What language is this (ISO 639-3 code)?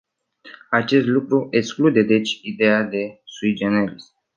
ron